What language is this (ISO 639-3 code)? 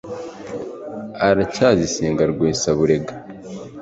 kin